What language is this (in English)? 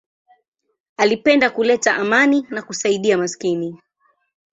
Swahili